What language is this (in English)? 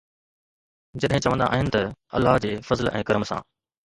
Sindhi